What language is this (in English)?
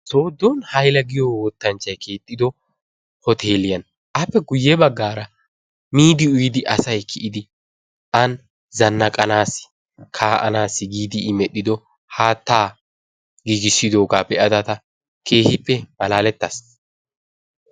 Wolaytta